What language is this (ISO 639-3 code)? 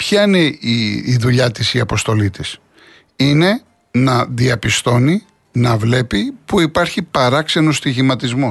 ell